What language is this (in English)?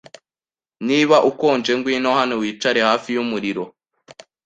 Kinyarwanda